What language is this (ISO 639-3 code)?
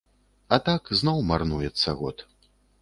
bel